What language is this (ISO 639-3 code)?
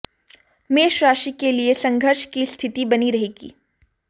hin